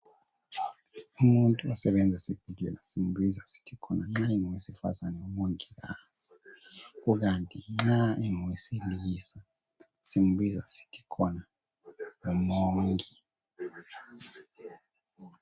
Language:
North Ndebele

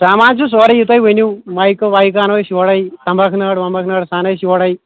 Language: Kashmiri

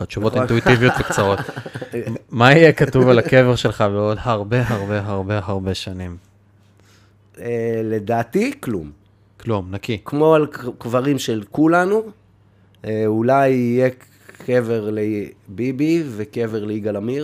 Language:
Hebrew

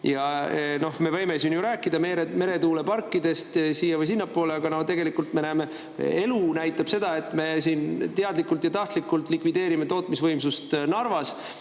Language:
Estonian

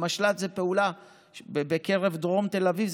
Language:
Hebrew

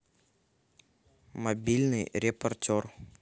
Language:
Russian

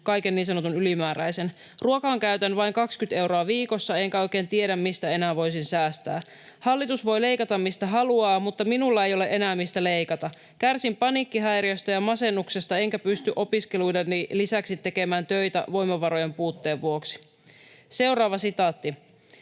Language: Finnish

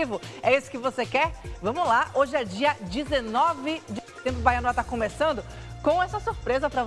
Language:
Portuguese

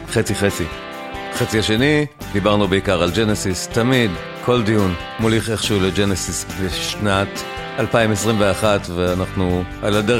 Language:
Hebrew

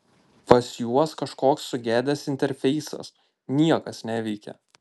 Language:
Lithuanian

